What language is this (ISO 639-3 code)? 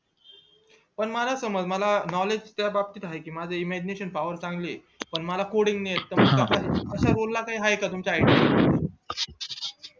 mar